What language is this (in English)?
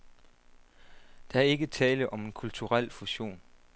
Danish